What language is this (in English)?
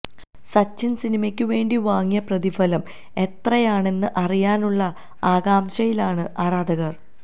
Malayalam